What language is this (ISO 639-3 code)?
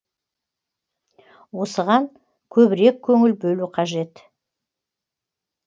kaz